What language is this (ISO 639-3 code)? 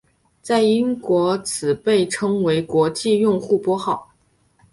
zho